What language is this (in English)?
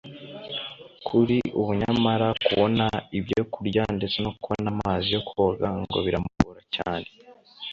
Kinyarwanda